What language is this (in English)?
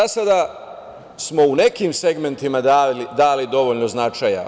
Serbian